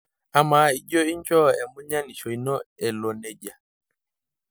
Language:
Masai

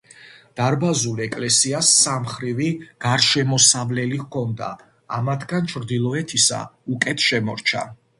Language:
Georgian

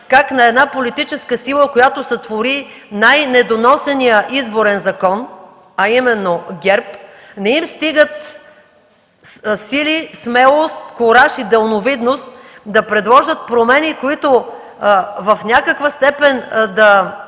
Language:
Bulgarian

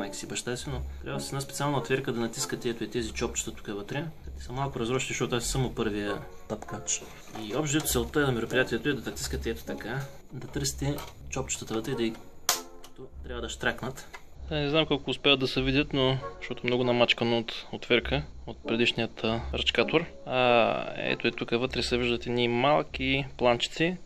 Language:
Bulgarian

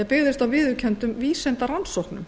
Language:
Icelandic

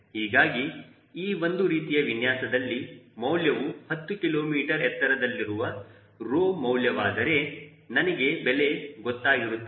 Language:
Kannada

